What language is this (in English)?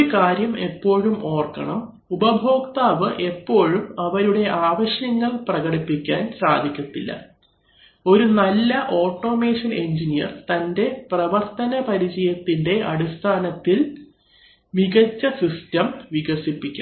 Malayalam